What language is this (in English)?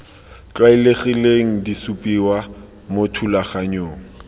Tswana